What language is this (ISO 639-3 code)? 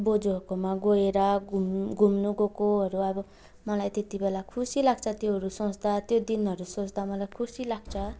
nep